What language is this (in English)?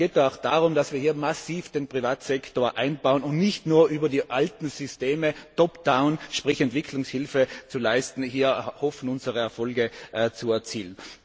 German